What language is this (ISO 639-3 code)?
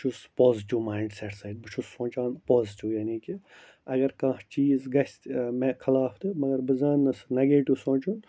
kas